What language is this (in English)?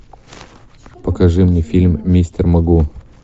Russian